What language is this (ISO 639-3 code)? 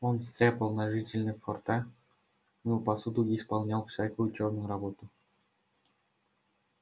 rus